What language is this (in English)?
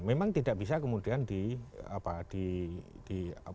Indonesian